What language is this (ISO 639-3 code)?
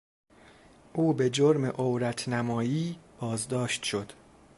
fas